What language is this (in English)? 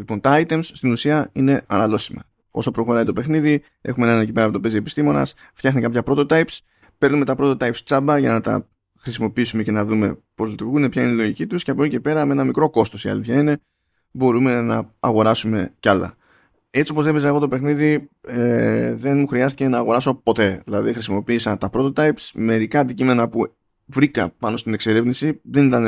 Greek